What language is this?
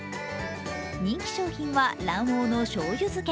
Japanese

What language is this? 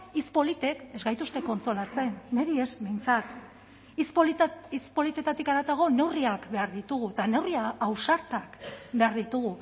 Basque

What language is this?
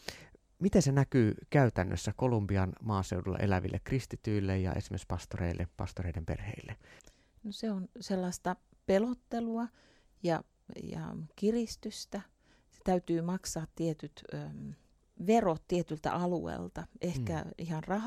Finnish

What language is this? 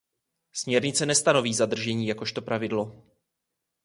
Czech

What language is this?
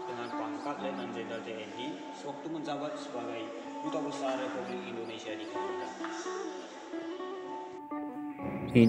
Indonesian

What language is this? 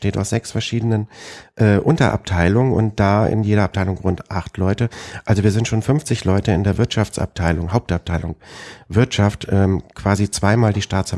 German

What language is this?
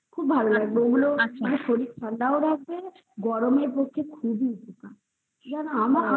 Bangla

